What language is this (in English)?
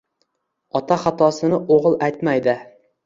Uzbek